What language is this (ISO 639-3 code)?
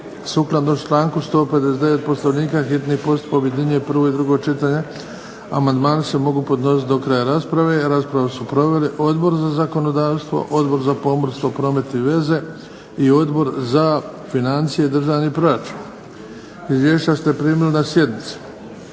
hrv